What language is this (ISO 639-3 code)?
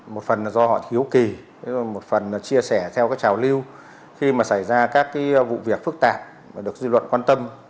vie